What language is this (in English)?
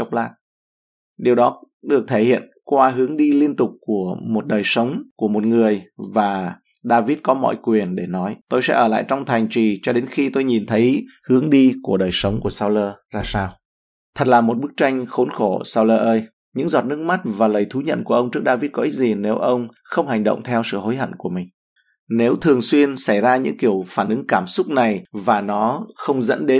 Vietnamese